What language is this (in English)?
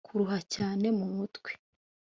Kinyarwanda